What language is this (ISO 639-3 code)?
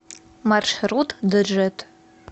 rus